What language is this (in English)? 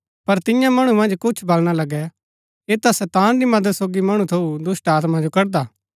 Gaddi